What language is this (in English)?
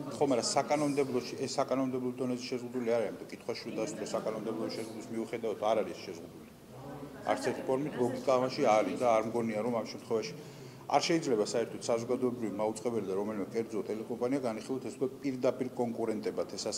Romanian